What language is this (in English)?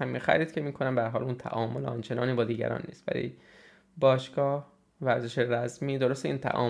Persian